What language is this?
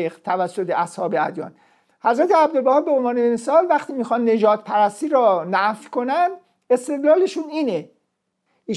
Persian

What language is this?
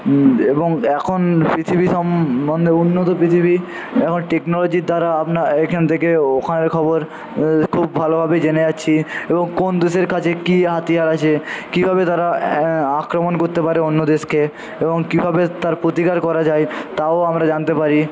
Bangla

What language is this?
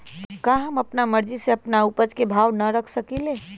Magahi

